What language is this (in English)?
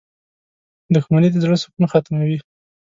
Pashto